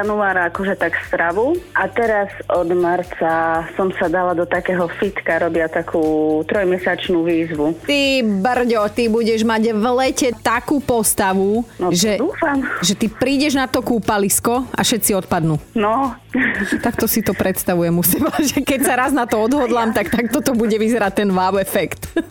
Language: Slovak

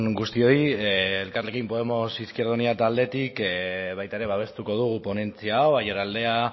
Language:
Basque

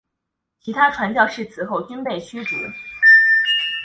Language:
Chinese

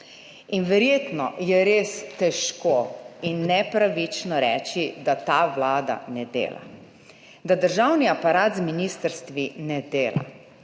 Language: Slovenian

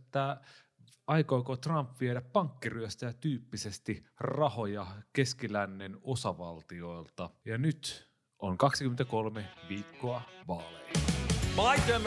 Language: Finnish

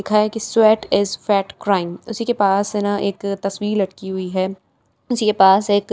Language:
Hindi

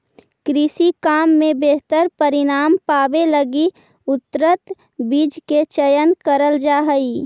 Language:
Magahi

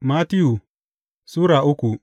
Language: Hausa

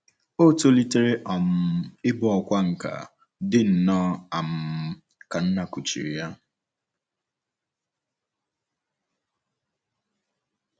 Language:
Igbo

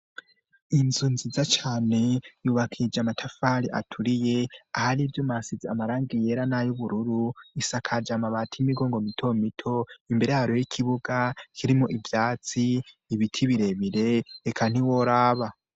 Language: Rundi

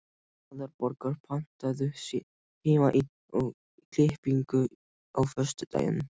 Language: Icelandic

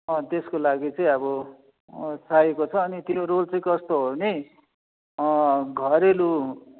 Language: Nepali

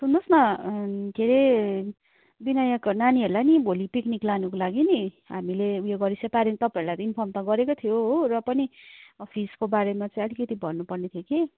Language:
Nepali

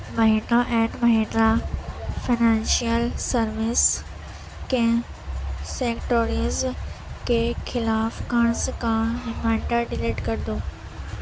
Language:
Urdu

